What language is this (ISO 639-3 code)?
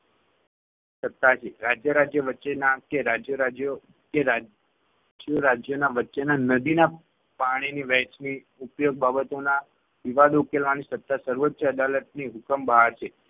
guj